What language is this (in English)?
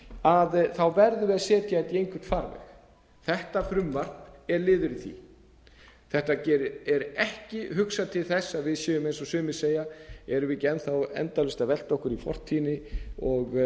Icelandic